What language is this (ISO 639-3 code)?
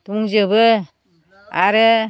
brx